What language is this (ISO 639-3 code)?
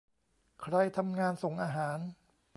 tha